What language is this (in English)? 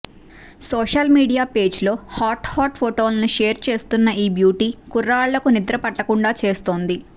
Telugu